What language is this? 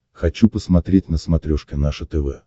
Russian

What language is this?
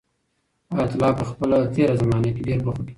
Pashto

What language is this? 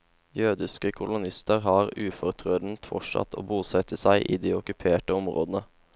Norwegian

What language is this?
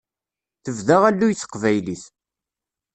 Kabyle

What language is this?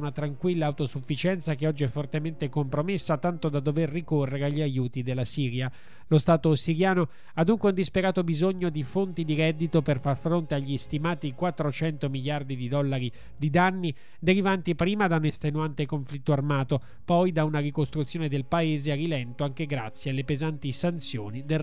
Italian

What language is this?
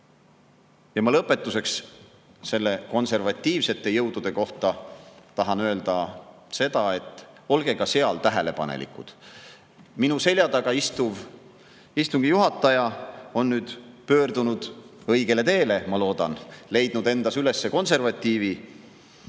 Estonian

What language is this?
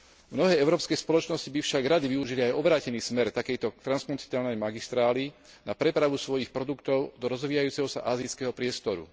Slovak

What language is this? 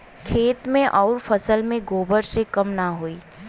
Bhojpuri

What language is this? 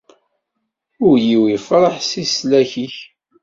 Kabyle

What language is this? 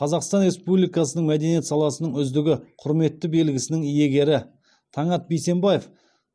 Kazakh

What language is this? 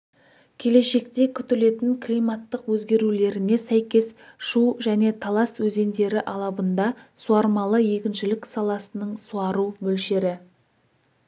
Kazakh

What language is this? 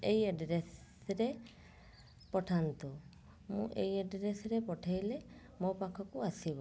Odia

